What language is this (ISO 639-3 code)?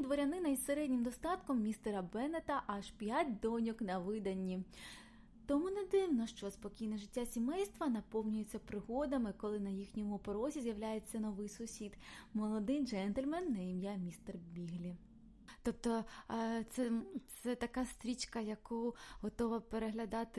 ukr